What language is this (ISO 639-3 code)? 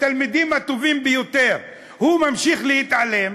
heb